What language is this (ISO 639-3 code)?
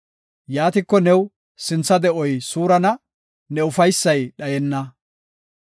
gof